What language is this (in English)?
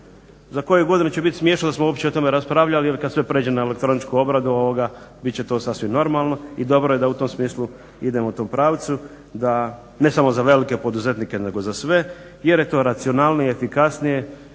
Croatian